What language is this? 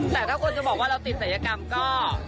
Thai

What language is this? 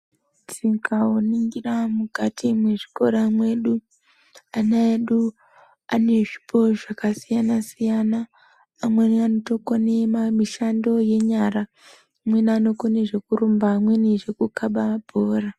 Ndau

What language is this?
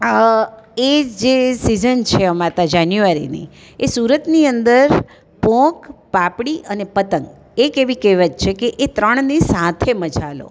Gujarati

